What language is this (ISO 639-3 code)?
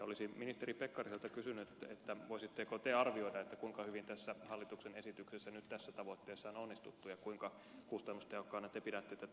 fin